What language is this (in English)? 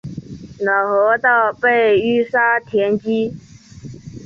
Chinese